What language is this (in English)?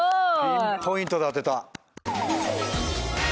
Japanese